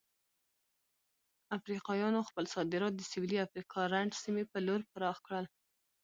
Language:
Pashto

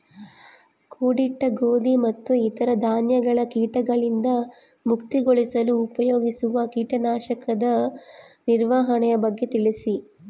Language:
Kannada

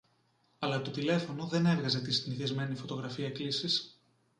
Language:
Greek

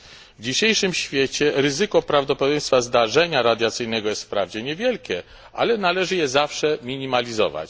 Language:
Polish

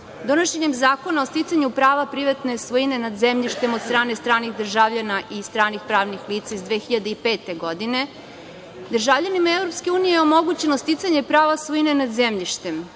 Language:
Serbian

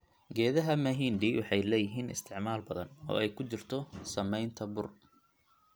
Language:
Somali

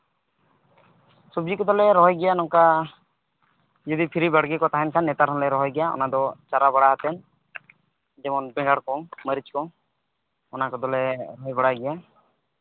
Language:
Santali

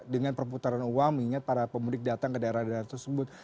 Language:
Indonesian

